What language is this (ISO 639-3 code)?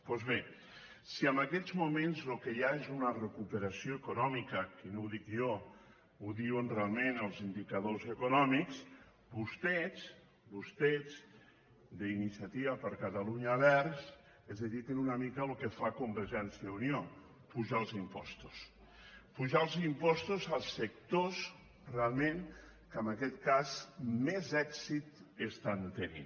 cat